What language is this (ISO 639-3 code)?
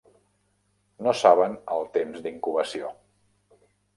cat